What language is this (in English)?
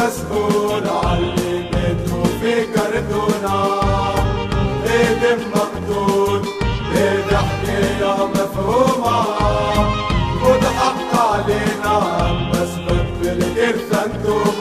Arabic